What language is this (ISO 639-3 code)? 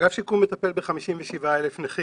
heb